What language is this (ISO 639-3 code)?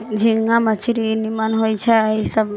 mai